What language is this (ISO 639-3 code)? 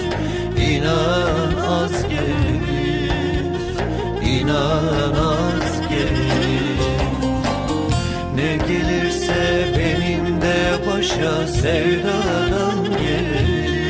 tur